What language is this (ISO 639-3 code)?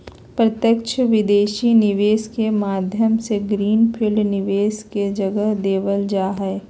mag